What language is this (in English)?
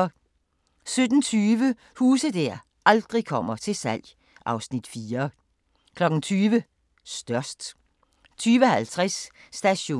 Danish